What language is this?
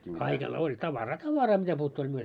Finnish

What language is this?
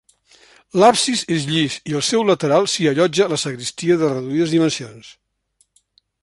Catalan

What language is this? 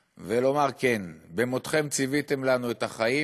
Hebrew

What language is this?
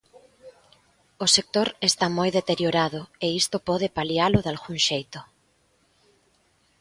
Galician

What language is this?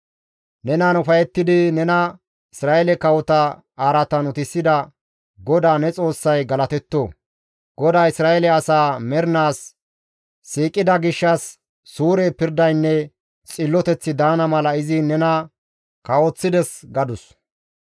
Gamo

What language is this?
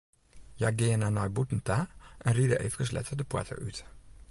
Western Frisian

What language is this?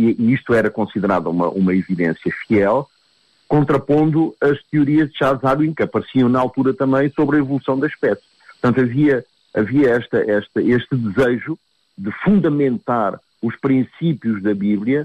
Portuguese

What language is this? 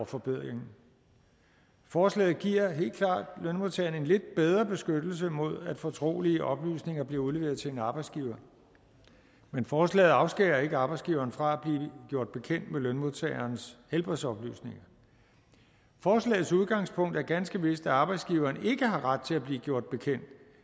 Danish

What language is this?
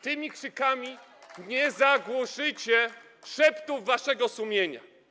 Polish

